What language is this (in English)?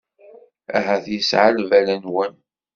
Kabyle